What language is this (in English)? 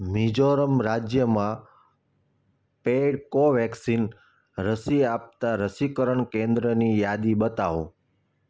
Gujarati